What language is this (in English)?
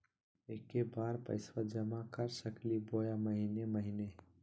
Magahi